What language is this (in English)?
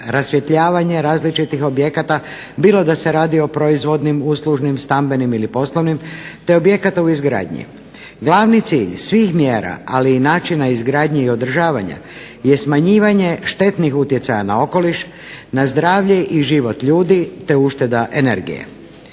Croatian